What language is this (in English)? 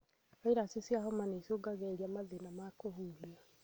Kikuyu